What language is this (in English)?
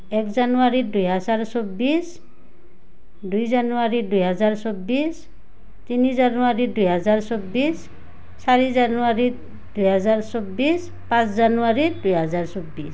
Assamese